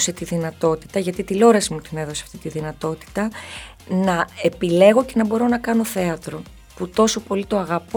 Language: Greek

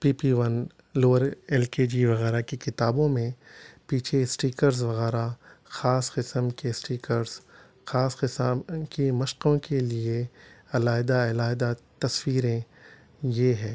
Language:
Urdu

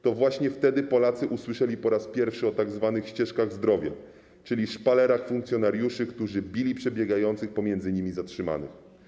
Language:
Polish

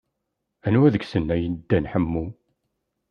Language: Kabyle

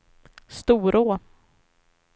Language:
Swedish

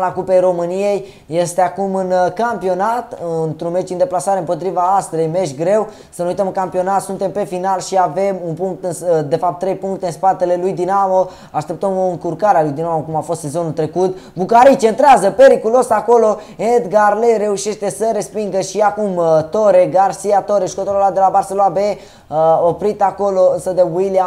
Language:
Romanian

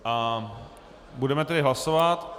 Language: Czech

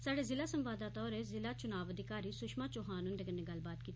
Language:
Dogri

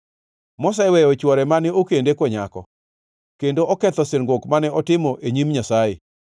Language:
Luo (Kenya and Tanzania)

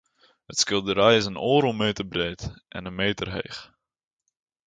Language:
Western Frisian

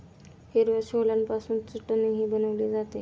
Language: Marathi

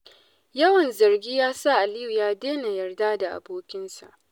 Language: Hausa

